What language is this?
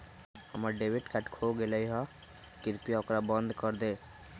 Magahi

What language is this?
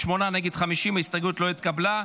Hebrew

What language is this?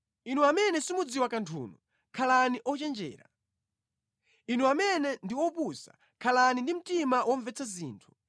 Nyanja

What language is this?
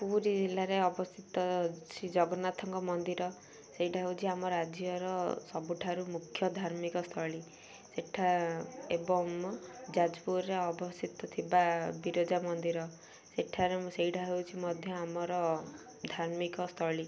Odia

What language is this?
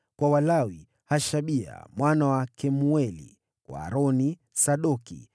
Swahili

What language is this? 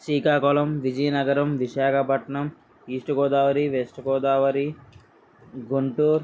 Telugu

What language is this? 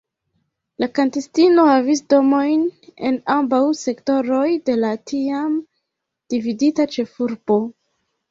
Esperanto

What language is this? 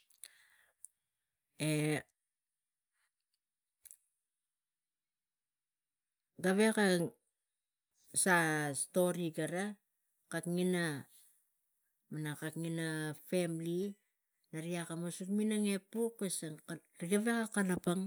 Tigak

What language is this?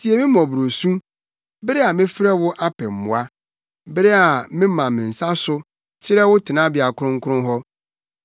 Akan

